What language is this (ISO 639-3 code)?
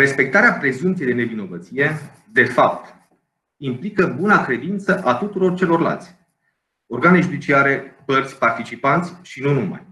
ron